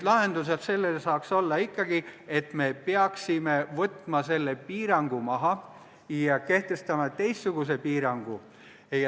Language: Estonian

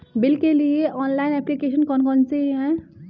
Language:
Hindi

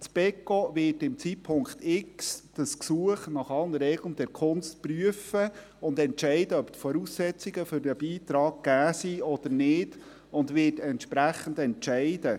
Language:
Swiss German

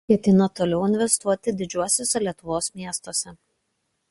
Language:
Lithuanian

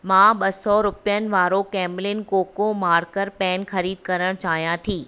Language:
Sindhi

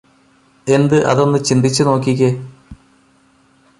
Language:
Malayalam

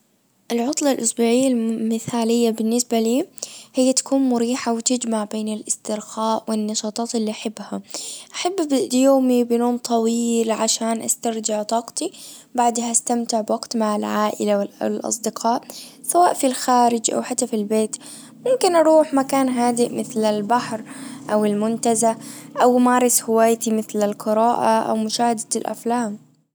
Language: Najdi Arabic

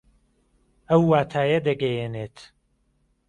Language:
Central Kurdish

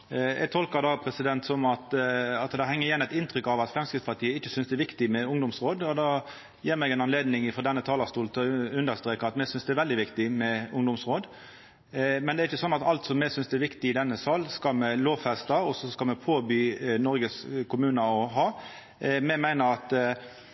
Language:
Norwegian Nynorsk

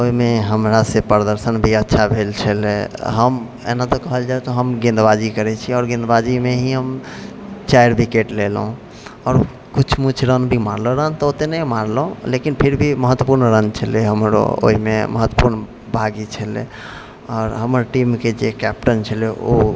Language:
Maithili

